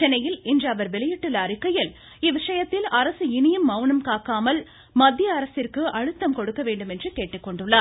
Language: Tamil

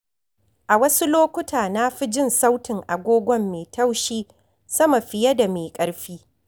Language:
Hausa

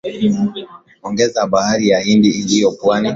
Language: Swahili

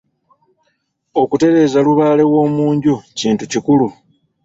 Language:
Ganda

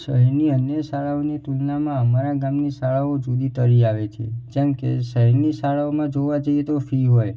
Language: Gujarati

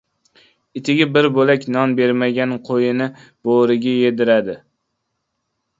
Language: Uzbek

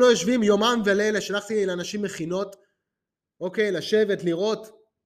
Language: Hebrew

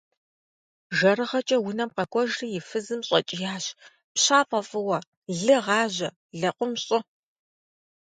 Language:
Kabardian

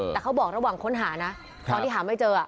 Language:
Thai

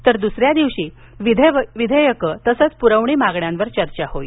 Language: Marathi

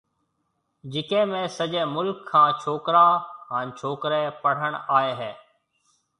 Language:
Marwari (Pakistan)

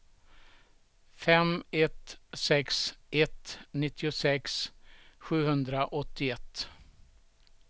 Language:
Swedish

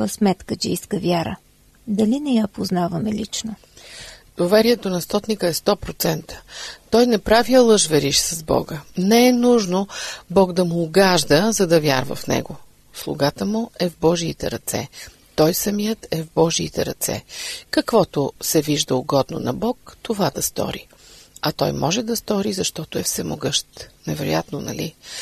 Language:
Bulgarian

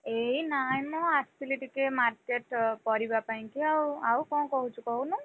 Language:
Odia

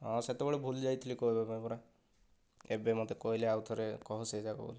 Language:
Odia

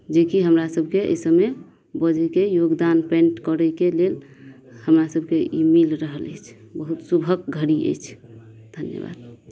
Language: Maithili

